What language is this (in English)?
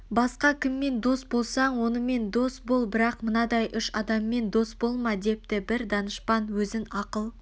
Kazakh